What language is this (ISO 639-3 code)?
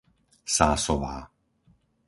slk